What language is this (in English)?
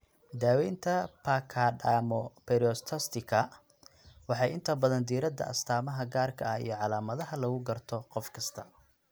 Somali